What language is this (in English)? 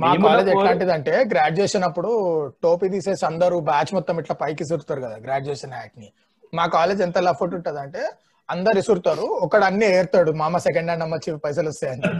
Telugu